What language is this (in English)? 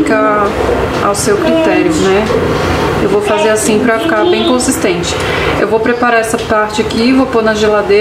Portuguese